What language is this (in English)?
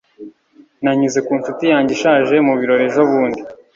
Kinyarwanda